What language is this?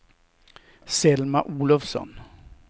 Swedish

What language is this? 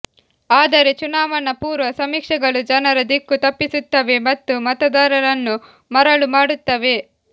Kannada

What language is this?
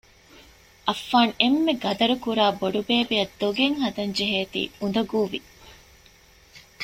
Divehi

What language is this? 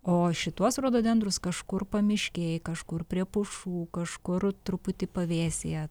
Lithuanian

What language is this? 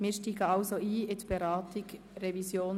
Swiss German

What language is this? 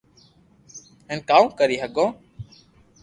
Loarki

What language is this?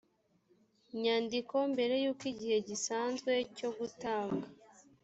Kinyarwanda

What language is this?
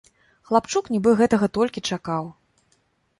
Belarusian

